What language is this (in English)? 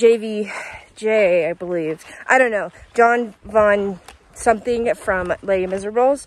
English